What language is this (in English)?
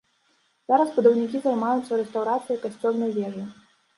Belarusian